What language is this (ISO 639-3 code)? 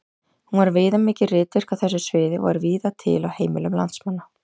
isl